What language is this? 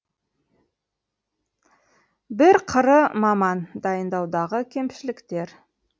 Kazakh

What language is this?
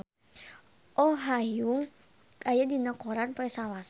Sundanese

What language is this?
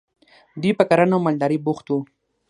Pashto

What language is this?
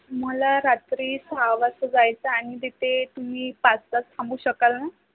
Marathi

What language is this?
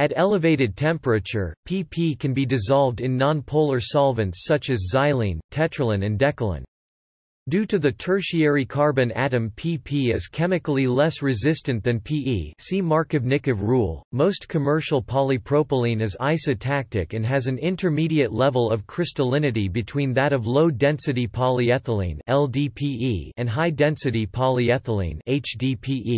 English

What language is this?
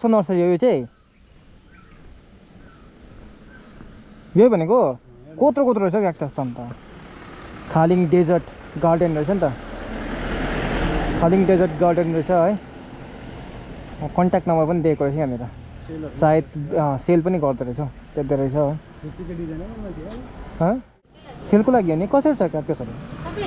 Indonesian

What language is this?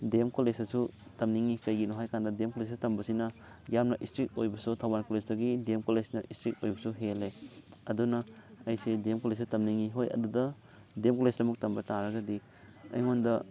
Manipuri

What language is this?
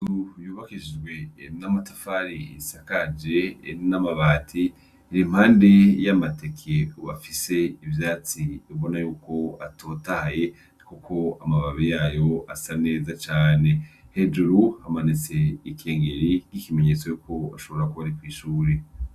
Rundi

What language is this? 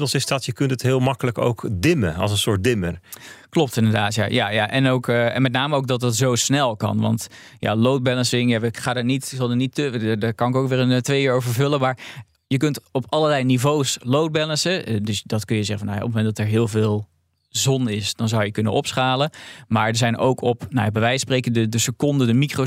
Dutch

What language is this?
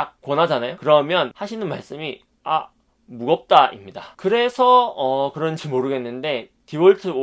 Korean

